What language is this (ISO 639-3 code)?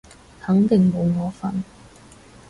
yue